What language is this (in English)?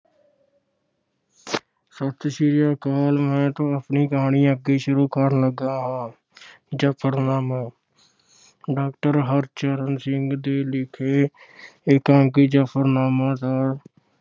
Punjabi